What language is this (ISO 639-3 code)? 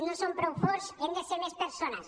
cat